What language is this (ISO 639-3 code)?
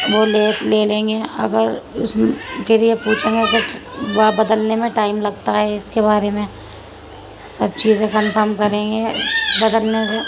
urd